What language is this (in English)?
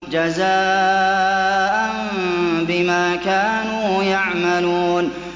Arabic